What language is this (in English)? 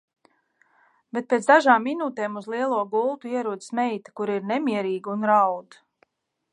Latvian